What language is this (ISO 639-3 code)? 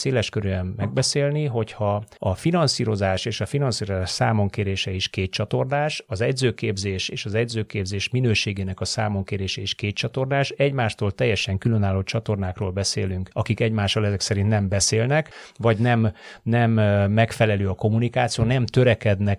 hun